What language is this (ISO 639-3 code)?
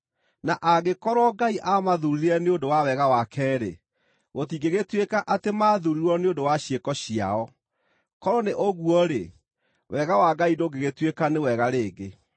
kik